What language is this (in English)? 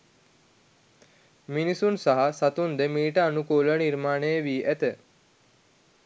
Sinhala